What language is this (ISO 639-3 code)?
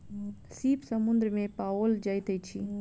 mai